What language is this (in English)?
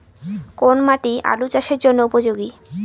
Bangla